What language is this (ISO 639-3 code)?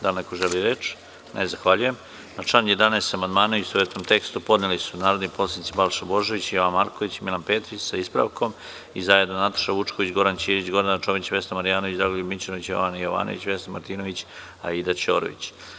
srp